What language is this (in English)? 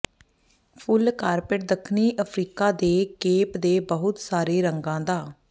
Punjabi